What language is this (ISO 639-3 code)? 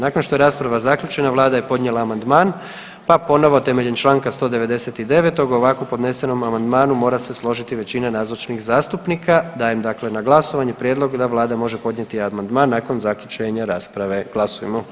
hrv